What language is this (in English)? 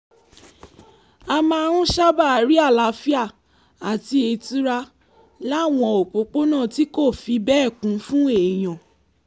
Yoruba